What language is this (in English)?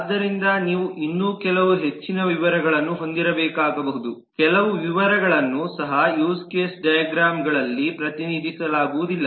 Kannada